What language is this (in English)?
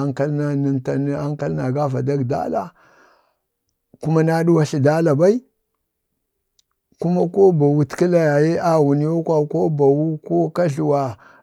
Bade